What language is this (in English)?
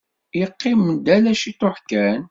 Kabyle